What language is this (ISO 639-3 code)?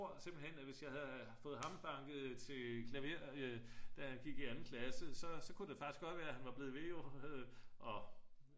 dan